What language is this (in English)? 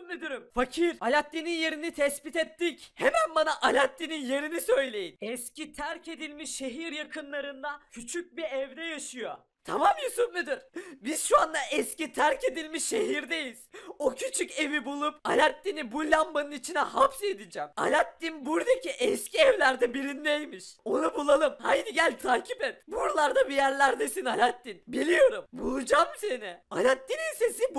Turkish